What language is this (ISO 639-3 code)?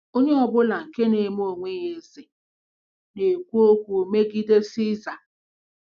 ibo